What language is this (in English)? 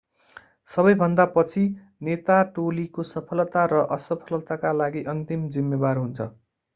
Nepali